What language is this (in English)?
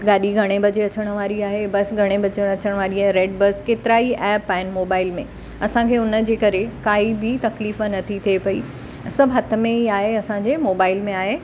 Sindhi